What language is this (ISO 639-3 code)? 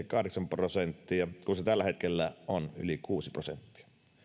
fin